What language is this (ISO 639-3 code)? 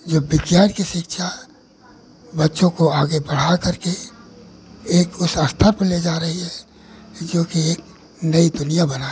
hin